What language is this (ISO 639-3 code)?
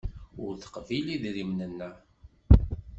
kab